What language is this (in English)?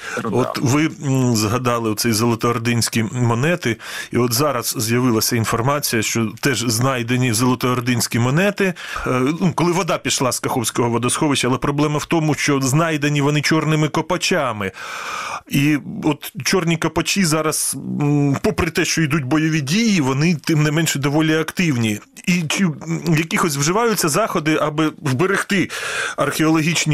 Ukrainian